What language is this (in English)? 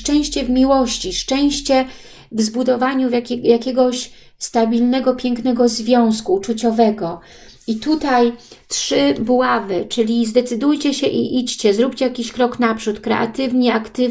Polish